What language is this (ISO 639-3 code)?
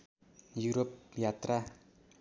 nep